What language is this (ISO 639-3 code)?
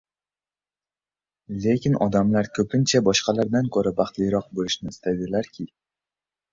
uzb